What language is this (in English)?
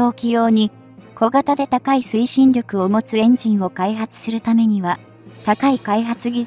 Japanese